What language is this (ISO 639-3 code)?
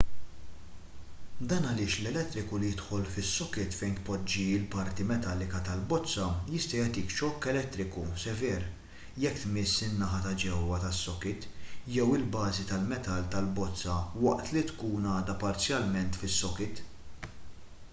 mlt